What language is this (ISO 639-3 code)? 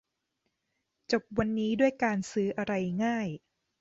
tha